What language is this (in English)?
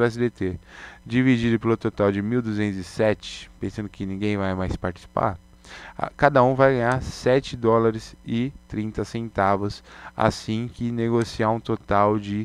Portuguese